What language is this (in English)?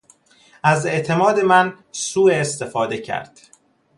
Persian